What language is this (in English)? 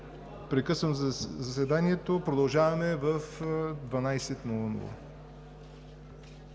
Bulgarian